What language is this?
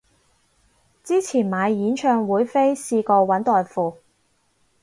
Cantonese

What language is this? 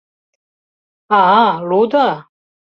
Mari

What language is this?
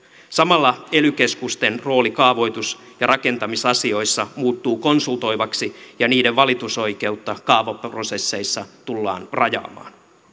Finnish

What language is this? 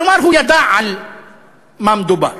Hebrew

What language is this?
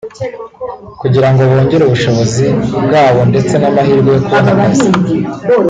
Kinyarwanda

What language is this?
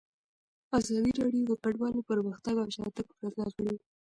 Pashto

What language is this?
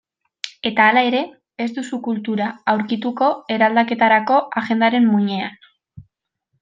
Basque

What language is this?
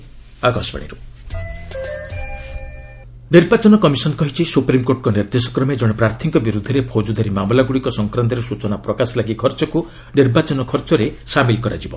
Odia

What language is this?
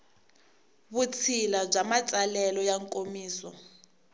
Tsonga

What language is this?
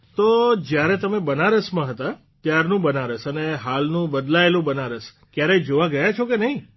Gujarati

